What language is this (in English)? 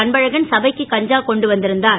Tamil